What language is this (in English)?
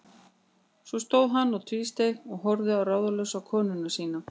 Icelandic